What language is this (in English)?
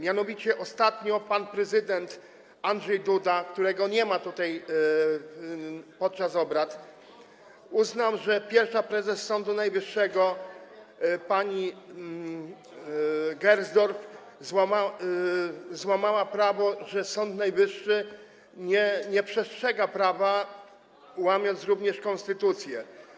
Polish